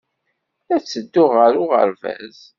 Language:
Kabyle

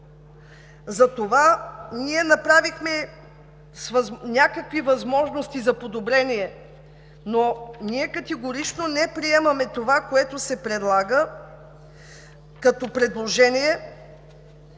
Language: Bulgarian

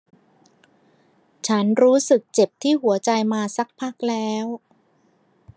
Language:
Thai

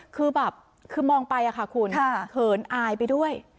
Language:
Thai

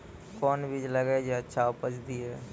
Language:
Maithili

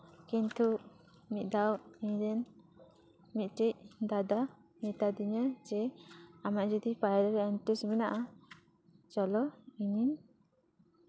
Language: Santali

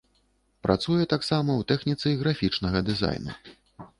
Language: Belarusian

